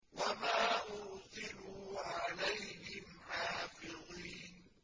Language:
Arabic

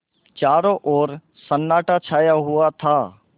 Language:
Hindi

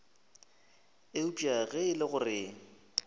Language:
Northern Sotho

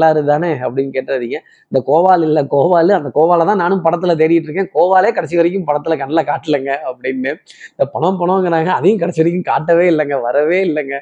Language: Tamil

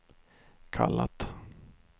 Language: Swedish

